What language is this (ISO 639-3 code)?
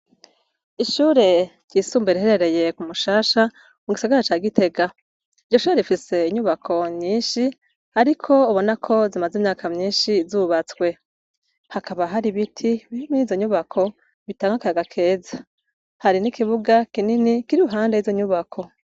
run